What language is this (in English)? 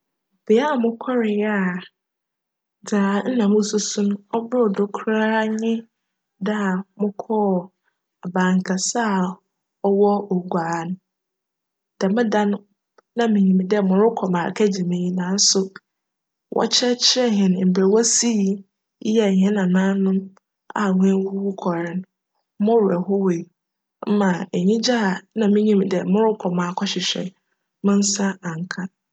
Akan